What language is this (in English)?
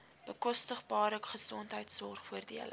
Afrikaans